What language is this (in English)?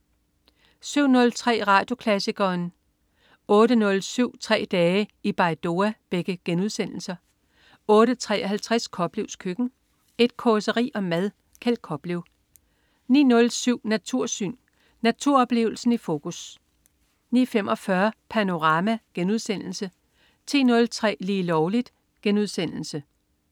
Danish